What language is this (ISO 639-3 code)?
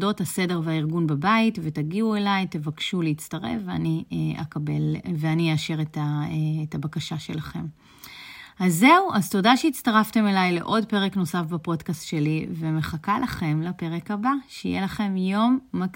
heb